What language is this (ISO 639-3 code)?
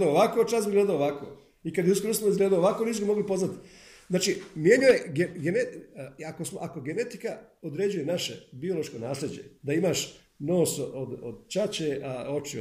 hrv